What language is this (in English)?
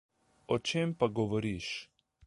Slovenian